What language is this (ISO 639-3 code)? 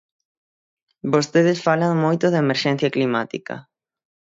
glg